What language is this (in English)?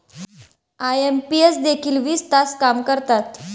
Marathi